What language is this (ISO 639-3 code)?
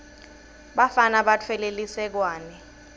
ssw